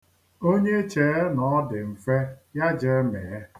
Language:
Igbo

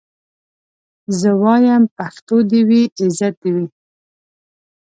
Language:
Pashto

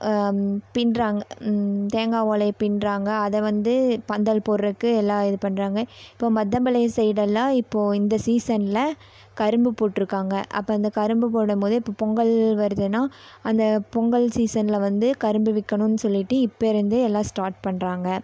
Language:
Tamil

